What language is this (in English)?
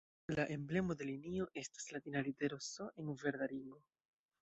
Esperanto